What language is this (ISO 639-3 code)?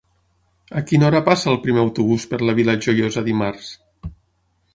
cat